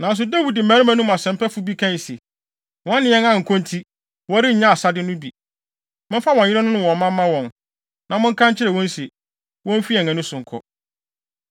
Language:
Akan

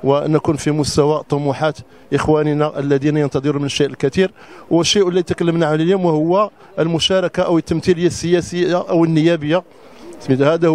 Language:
Arabic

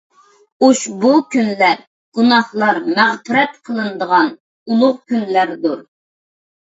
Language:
Uyghur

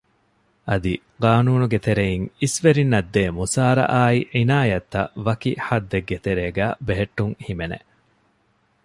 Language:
Divehi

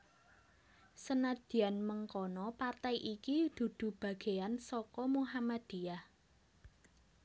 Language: Javanese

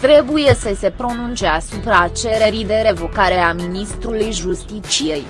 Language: Romanian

